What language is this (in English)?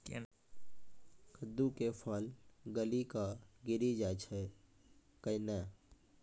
Maithili